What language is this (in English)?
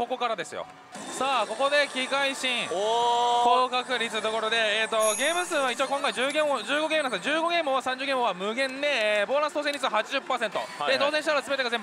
Japanese